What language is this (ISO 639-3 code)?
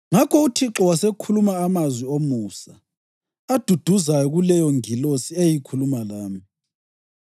nde